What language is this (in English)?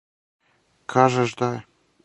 Serbian